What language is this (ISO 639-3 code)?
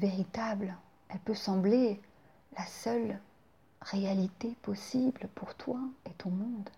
fra